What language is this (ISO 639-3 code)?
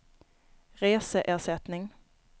swe